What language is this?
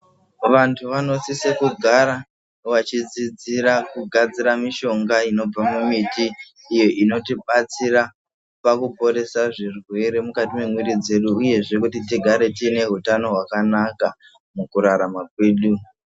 Ndau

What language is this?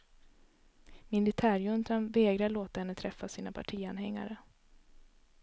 Swedish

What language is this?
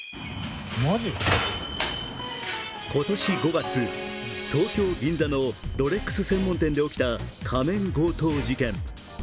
Japanese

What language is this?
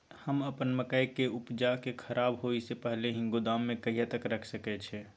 Maithili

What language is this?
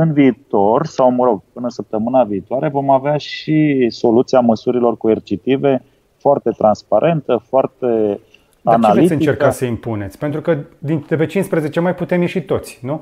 Romanian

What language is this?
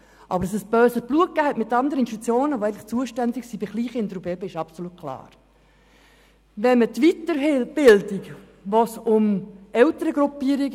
Swiss German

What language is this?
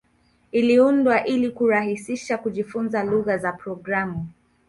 Swahili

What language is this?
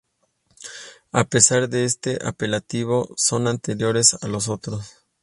Spanish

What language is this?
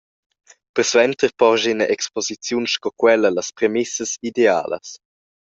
Romansh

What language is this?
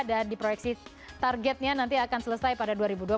Indonesian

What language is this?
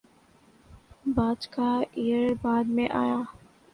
Urdu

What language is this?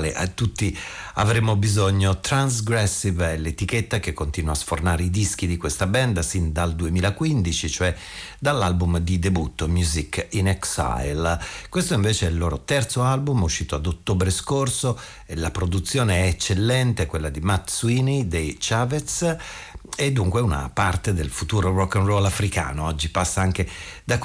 Italian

